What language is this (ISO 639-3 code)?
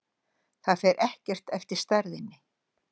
isl